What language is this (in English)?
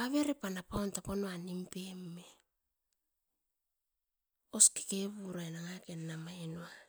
Askopan